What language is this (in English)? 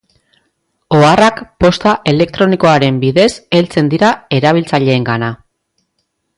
Basque